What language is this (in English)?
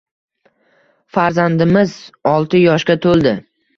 Uzbek